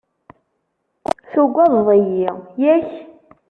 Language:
Kabyle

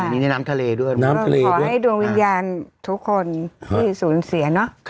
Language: Thai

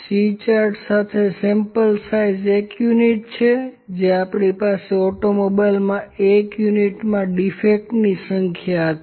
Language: Gujarati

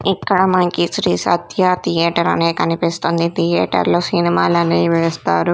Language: Telugu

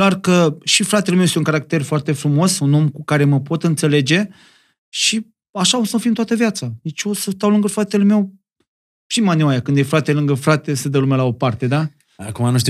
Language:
Romanian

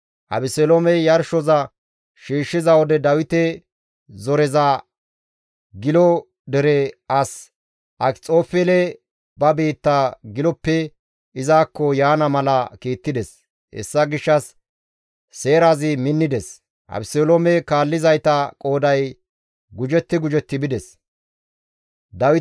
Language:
Gamo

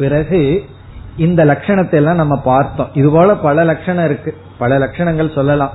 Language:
Tamil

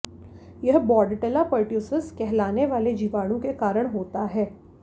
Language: Hindi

